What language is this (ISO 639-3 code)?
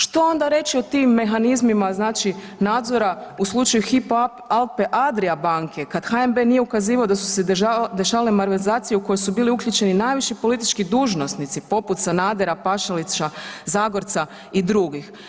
hrv